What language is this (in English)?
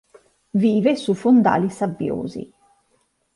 Italian